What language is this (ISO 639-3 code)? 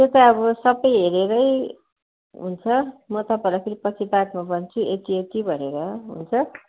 nep